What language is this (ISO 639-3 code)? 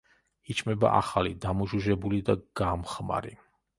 kat